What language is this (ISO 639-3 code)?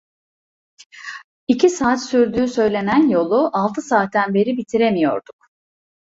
tur